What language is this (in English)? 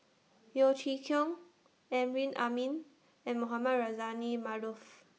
English